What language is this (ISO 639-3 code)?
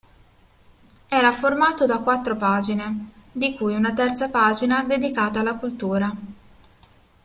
ita